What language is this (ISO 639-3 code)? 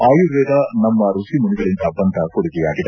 kan